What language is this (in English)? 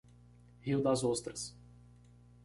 Portuguese